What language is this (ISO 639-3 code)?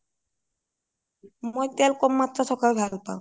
asm